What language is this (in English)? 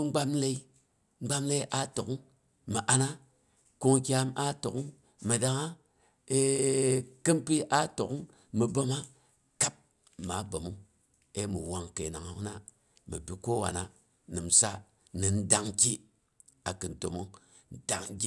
Boghom